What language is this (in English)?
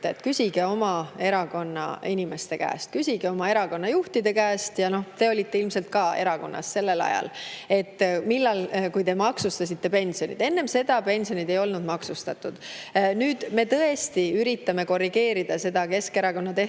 Estonian